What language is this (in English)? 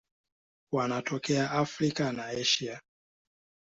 Swahili